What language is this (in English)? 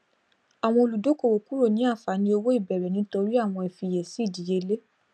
Yoruba